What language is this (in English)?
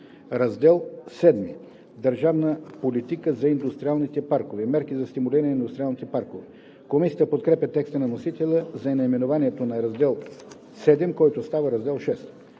Bulgarian